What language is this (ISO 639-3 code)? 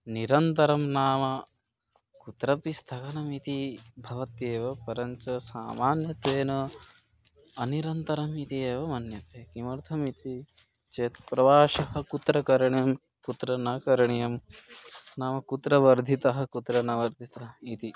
san